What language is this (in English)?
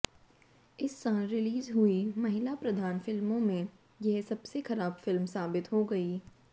Hindi